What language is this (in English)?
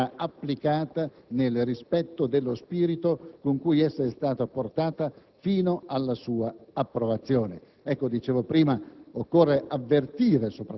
Italian